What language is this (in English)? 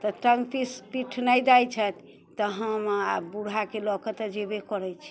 Maithili